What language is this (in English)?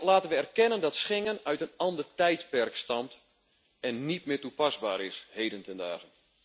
Dutch